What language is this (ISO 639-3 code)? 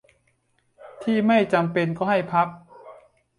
tha